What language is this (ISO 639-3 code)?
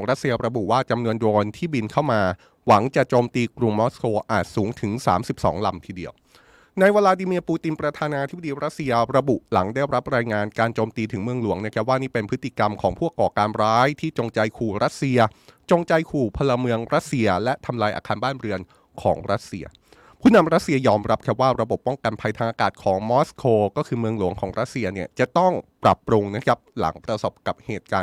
tha